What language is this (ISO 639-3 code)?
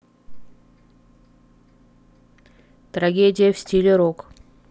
rus